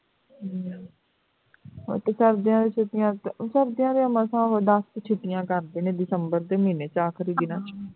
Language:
Punjabi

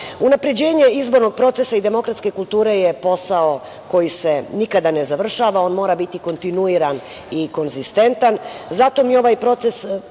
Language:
Serbian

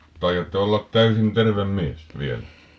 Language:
Finnish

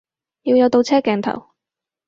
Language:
Cantonese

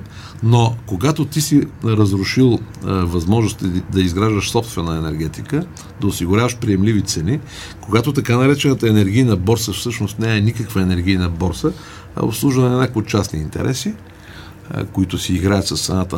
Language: Bulgarian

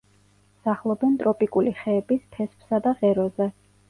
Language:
Georgian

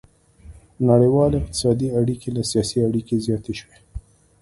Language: Pashto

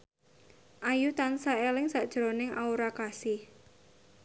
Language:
Javanese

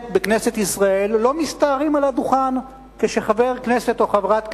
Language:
Hebrew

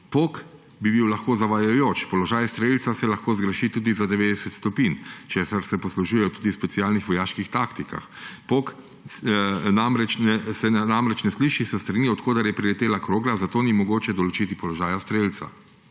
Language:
Slovenian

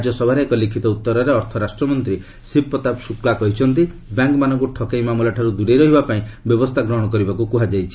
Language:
Odia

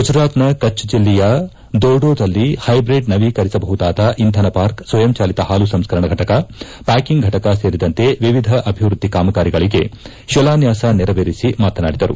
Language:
Kannada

